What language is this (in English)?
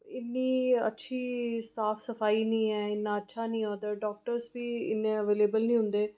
Dogri